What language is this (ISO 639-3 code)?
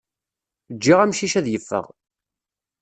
kab